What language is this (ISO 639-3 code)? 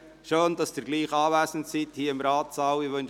gsw